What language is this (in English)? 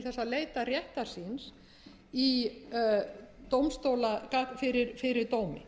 Icelandic